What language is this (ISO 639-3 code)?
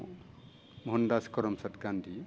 brx